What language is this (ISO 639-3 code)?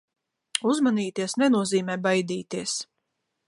lav